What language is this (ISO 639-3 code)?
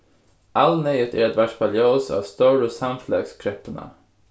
fao